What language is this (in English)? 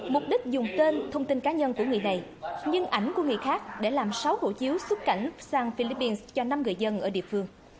Vietnamese